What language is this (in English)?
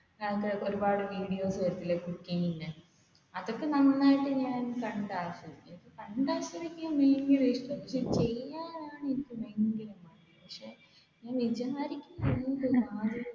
Malayalam